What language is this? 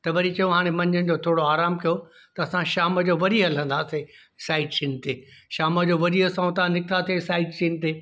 Sindhi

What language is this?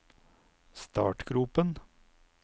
Norwegian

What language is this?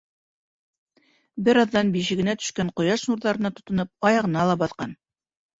Bashkir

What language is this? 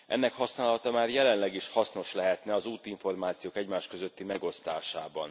Hungarian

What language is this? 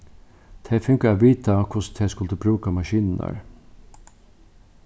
Faroese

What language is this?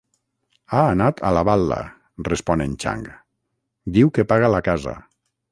Catalan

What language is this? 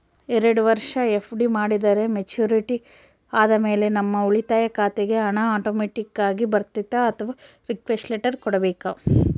Kannada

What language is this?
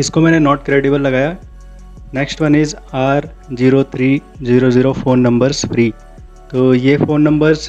Hindi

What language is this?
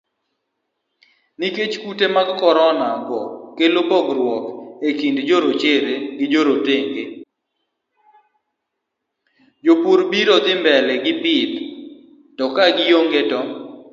Luo (Kenya and Tanzania)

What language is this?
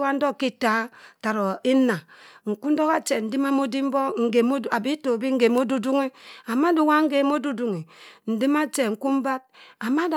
Cross River Mbembe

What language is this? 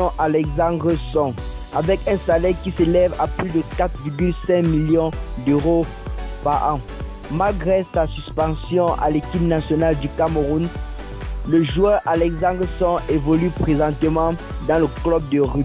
French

